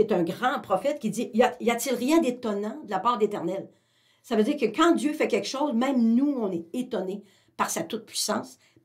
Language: French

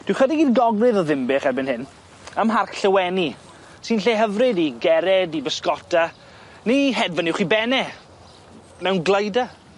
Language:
Welsh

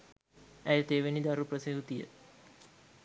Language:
Sinhala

